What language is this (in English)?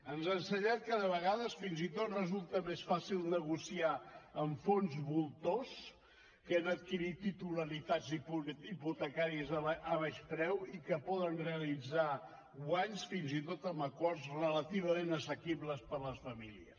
Catalan